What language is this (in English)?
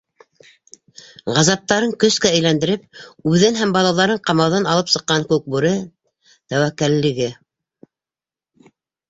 Bashkir